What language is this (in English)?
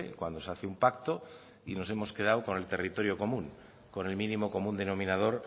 Spanish